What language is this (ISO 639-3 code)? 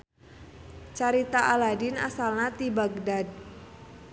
sun